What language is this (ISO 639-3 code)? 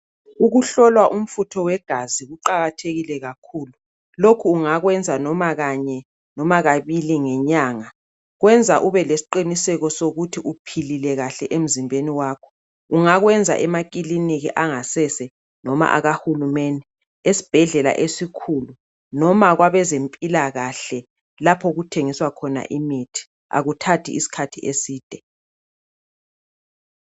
nde